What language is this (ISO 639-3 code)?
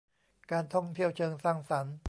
tha